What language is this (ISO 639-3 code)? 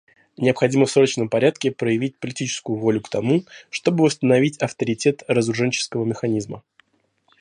rus